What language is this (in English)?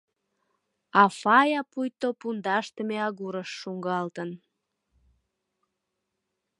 Mari